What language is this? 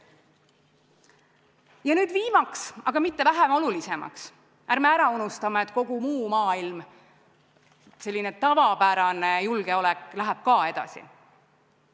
Estonian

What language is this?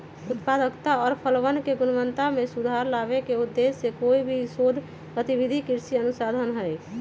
Magahi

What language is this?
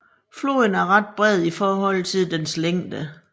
Danish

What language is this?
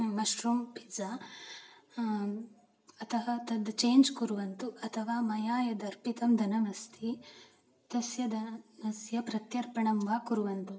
Sanskrit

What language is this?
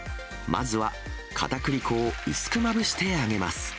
Japanese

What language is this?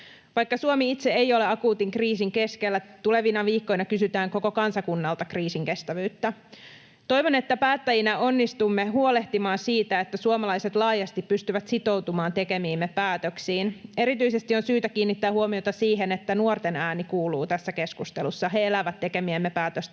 Finnish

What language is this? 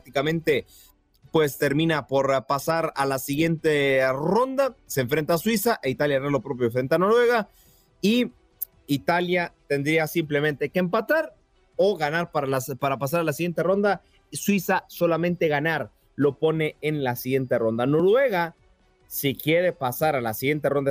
Spanish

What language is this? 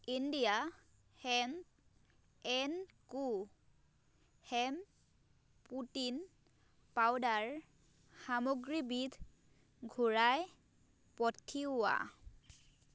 Assamese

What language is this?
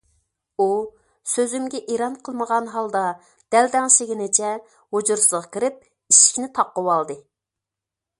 Uyghur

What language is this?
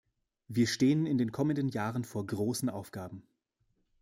German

